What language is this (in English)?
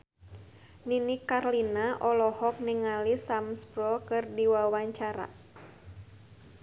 Sundanese